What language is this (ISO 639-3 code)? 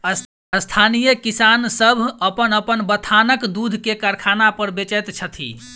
mai